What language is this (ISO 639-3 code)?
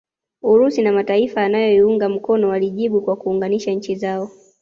swa